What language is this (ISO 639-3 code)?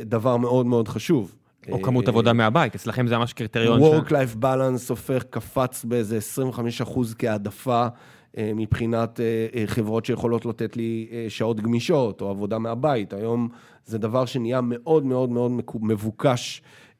heb